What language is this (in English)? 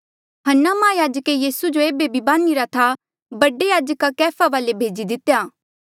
Mandeali